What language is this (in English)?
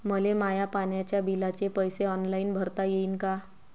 Marathi